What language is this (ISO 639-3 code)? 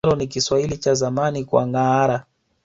swa